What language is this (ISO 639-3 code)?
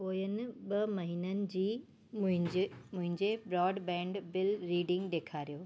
snd